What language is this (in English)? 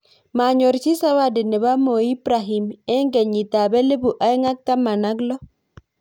Kalenjin